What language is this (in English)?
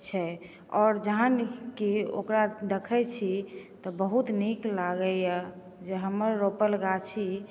Maithili